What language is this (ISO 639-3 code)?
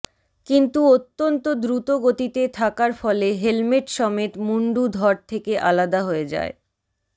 ben